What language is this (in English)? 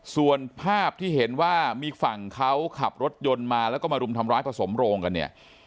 Thai